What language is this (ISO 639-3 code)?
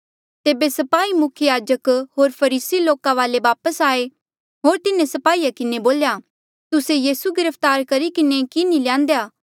mjl